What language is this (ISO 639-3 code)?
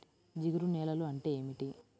tel